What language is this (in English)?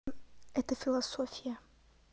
Russian